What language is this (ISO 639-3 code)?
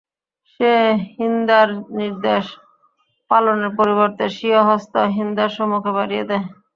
ben